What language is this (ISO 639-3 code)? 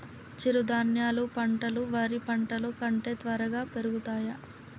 tel